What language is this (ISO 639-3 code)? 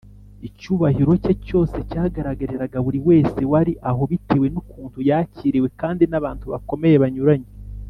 kin